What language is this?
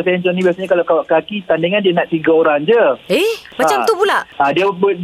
Malay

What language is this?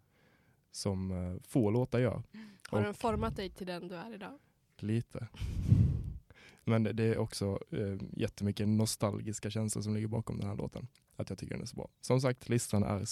Swedish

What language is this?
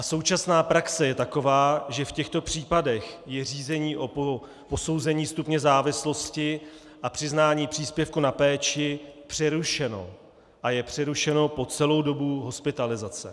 Czech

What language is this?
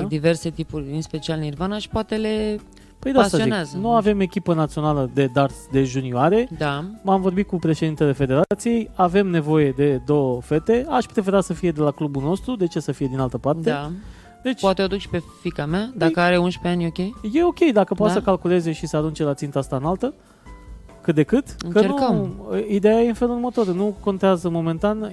Romanian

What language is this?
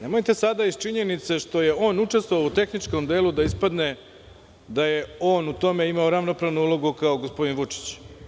Serbian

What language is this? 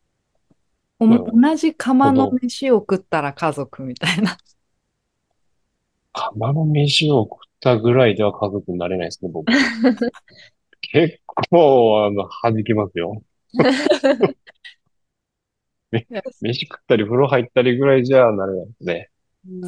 Japanese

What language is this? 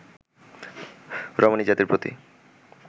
Bangla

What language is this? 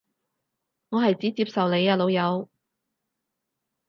Cantonese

